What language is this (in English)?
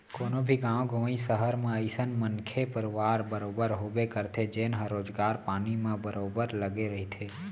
Chhattisgarhi